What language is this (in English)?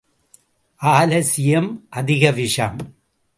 Tamil